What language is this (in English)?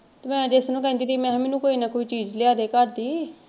Punjabi